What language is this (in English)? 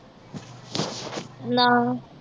Punjabi